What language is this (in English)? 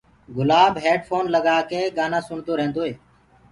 Gurgula